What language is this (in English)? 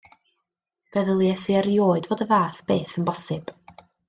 Welsh